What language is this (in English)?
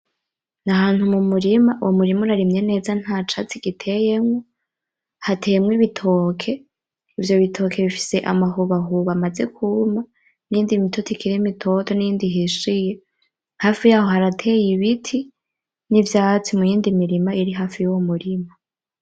Rundi